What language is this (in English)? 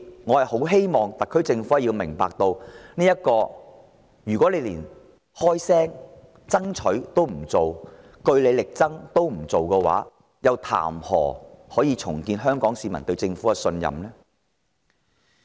Cantonese